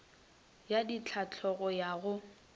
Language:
Northern Sotho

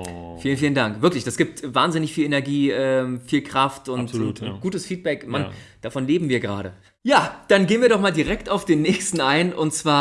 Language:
German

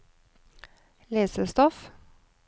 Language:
Norwegian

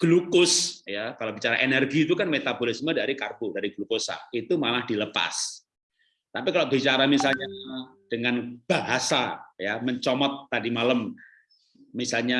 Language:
Indonesian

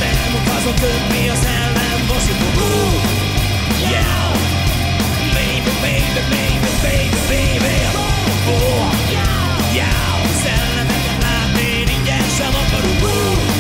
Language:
Hungarian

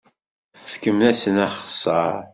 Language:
Kabyle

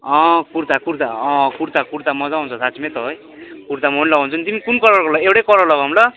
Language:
Nepali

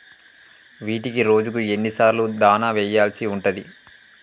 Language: Telugu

